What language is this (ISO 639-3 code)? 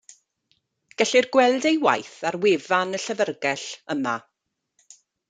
cym